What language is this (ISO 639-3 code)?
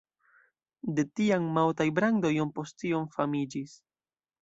epo